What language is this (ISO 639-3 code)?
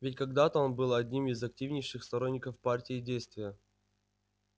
rus